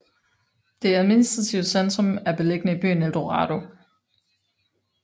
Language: Danish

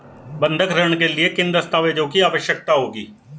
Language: Hindi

